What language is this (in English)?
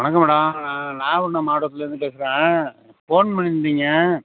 Tamil